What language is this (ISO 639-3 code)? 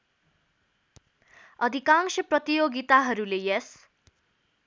nep